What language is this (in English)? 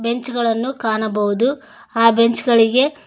Kannada